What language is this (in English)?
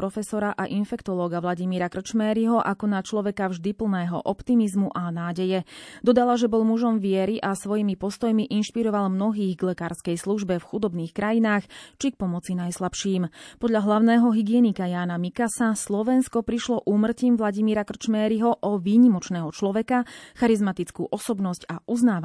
Slovak